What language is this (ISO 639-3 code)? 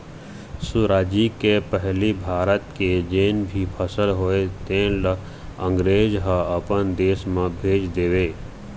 hne